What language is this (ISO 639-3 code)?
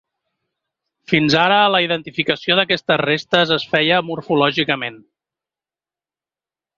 cat